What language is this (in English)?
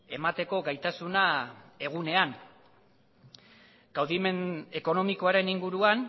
Basque